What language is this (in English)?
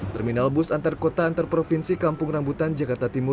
Indonesian